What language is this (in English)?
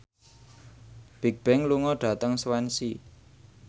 Javanese